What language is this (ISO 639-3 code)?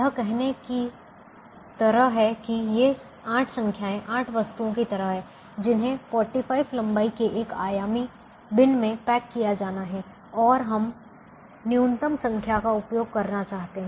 hin